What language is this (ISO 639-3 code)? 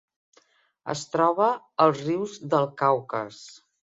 cat